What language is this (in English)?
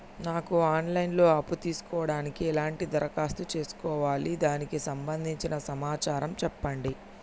Telugu